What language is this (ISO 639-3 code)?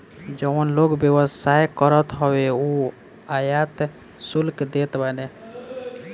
bho